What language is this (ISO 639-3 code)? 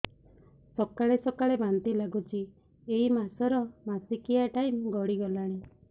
ori